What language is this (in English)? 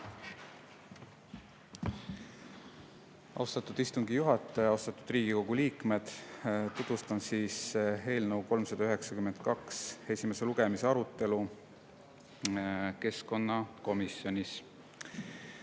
Estonian